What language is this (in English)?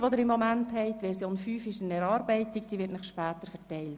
Swiss German